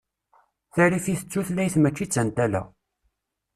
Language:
Kabyle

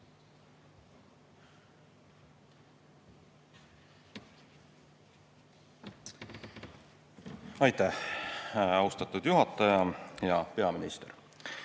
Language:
Estonian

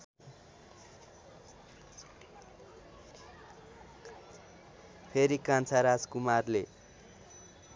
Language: Nepali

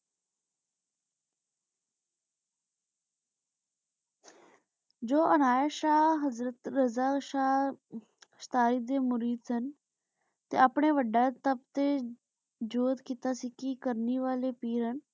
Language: Punjabi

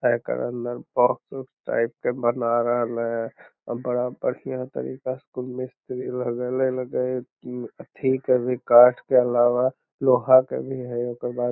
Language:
Magahi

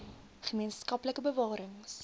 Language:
Afrikaans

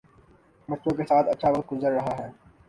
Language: Urdu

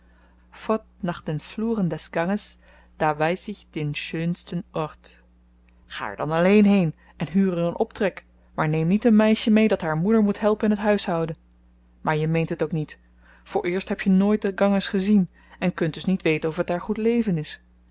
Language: Dutch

